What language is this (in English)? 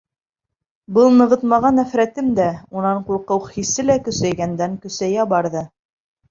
Bashkir